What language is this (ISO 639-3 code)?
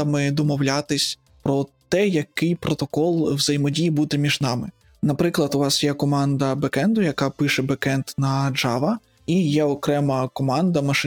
ukr